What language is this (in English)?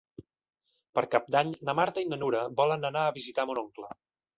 Catalan